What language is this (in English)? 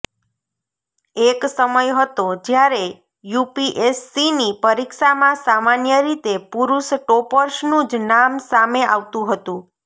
Gujarati